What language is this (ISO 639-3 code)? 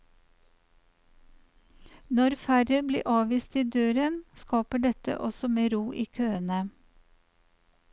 nor